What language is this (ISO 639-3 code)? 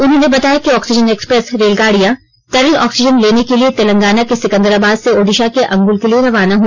hin